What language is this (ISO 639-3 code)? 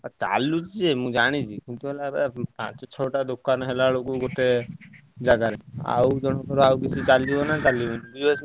ori